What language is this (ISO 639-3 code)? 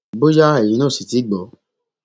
yor